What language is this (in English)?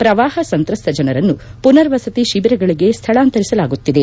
Kannada